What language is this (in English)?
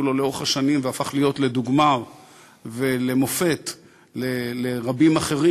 Hebrew